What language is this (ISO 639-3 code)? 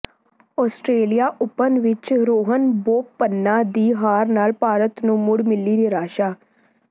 pan